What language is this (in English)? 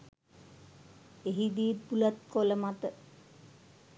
Sinhala